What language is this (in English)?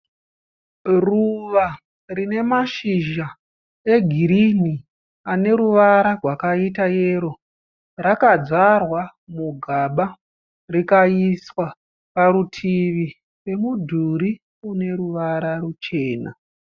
Shona